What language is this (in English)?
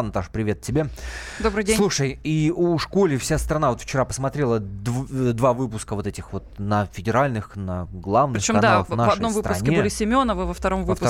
Russian